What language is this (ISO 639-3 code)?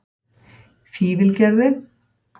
isl